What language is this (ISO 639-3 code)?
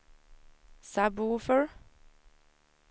swe